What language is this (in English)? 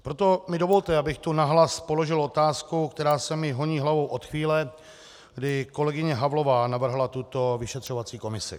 Czech